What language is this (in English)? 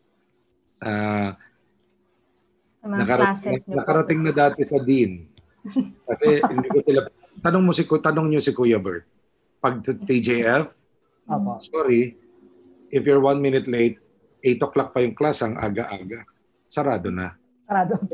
Filipino